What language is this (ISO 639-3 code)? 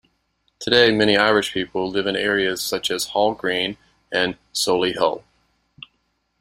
eng